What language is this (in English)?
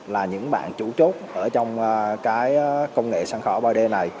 Vietnamese